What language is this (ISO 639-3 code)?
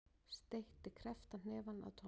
isl